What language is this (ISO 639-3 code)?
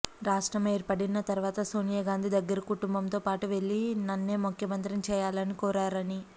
tel